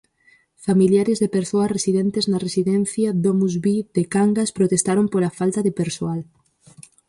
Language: Galician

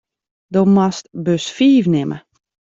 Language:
Western Frisian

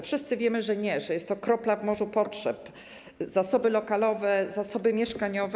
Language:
Polish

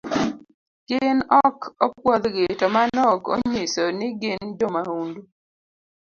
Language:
Luo (Kenya and Tanzania)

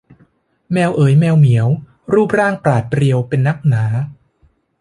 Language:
Thai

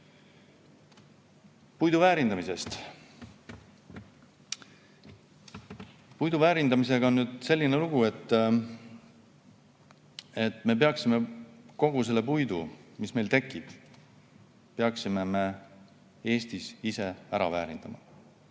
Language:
Estonian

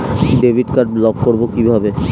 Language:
Bangla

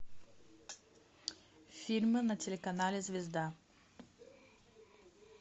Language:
Russian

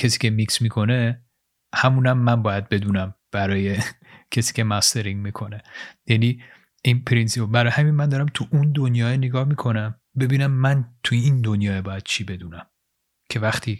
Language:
Persian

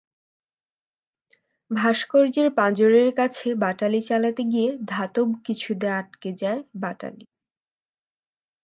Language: Bangla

